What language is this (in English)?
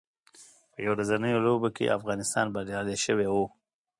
Pashto